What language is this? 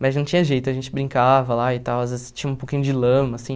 Portuguese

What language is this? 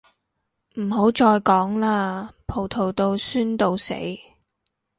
Cantonese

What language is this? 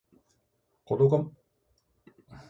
Japanese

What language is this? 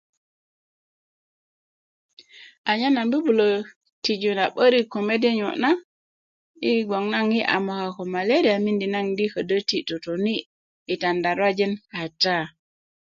Kuku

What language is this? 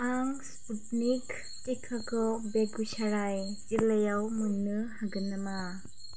Bodo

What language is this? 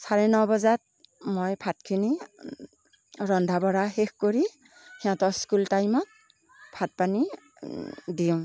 Assamese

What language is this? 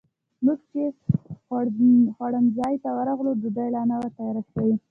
Pashto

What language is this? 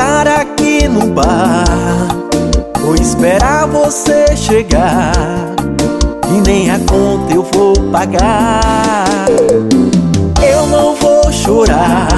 Portuguese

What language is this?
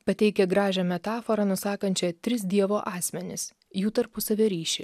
Lithuanian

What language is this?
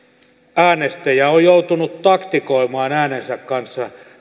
Finnish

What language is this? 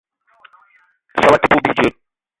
Eton (Cameroon)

